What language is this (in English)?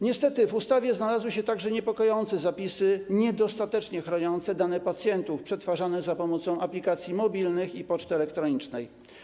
Polish